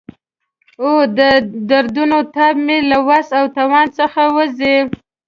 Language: Pashto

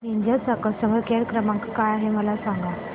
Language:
Marathi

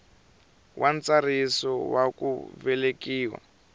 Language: Tsonga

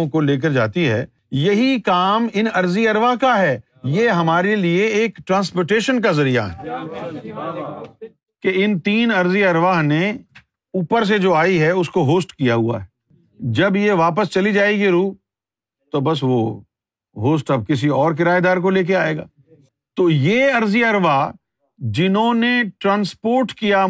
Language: Urdu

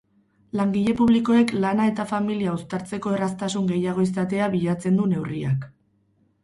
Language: Basque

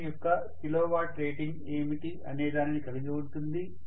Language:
Telugu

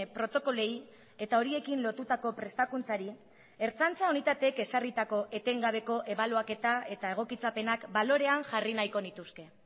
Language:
Basque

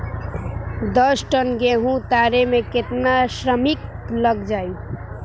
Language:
Bhojpuri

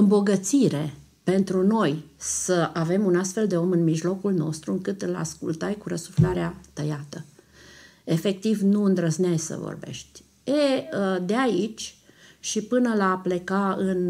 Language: Romanian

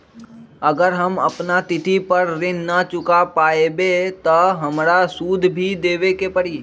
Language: Magahi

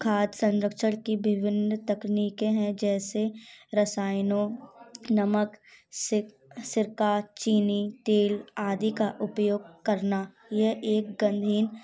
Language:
Hindi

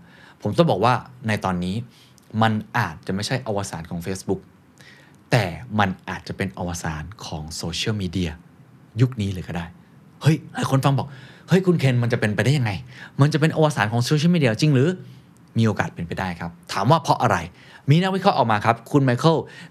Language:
Thai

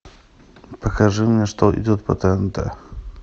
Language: Russian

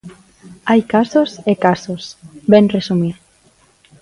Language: Galician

